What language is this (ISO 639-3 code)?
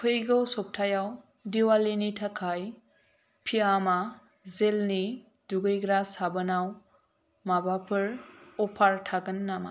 brx